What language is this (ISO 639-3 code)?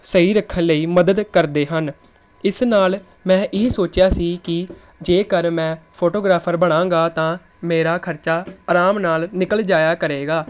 pan